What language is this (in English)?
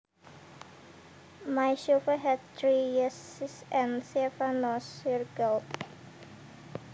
Javanese